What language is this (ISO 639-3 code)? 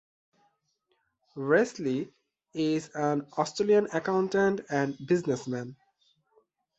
eng